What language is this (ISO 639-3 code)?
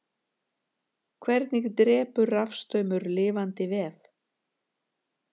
isl